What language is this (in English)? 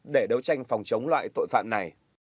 Vietnamese